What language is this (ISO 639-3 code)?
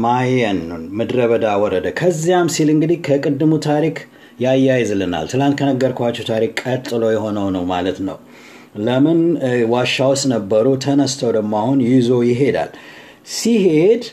amh